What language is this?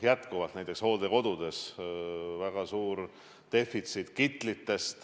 Estonian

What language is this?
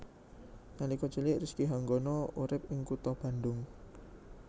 Javanese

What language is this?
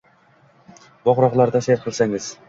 Uzbek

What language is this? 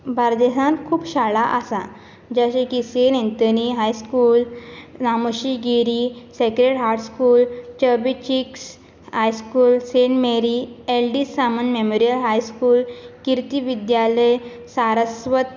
Konkani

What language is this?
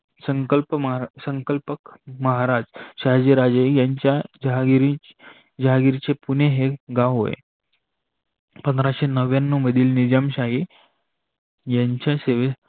Marathi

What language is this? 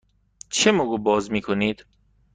Persian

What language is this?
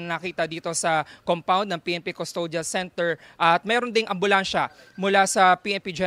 Filipino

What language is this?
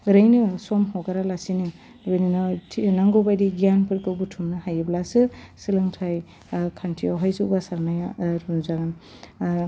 Bodo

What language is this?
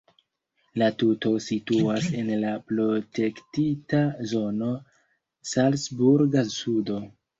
Esperanto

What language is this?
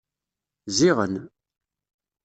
Kabyle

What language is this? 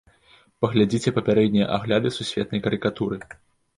Belarusian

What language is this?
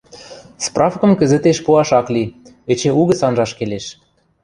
Western Mari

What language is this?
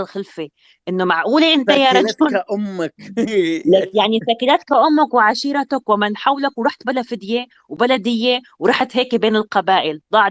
Arabic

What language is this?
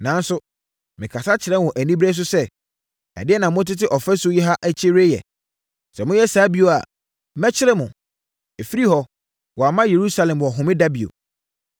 Akan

